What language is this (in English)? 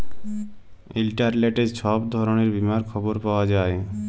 Bangla